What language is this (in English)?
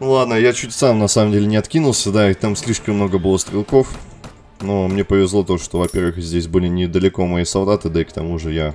Russian